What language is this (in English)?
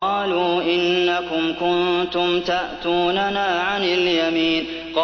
Arabic